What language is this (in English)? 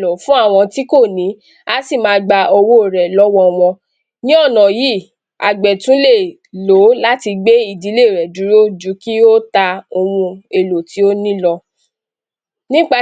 Yoruba